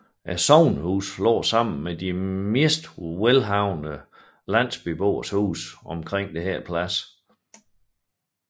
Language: Danish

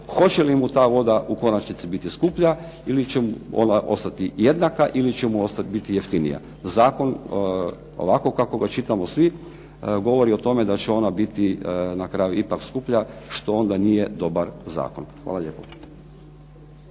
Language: Croatian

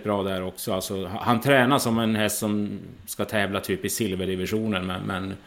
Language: Swedish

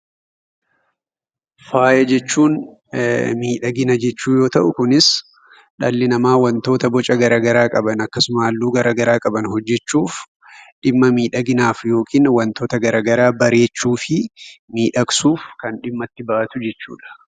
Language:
Oromo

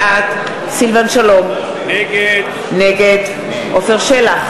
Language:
Hebrew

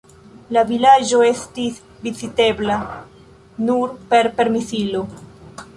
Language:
Esperanto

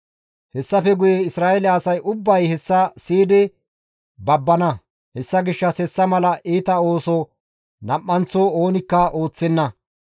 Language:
Gamo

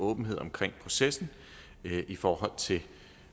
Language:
Danish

